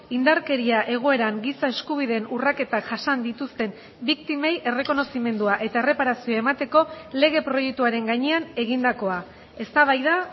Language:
Basque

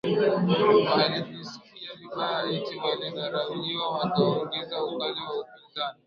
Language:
Swahili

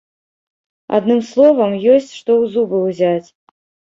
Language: Belarusian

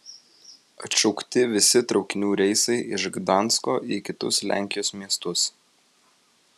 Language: Lithuanian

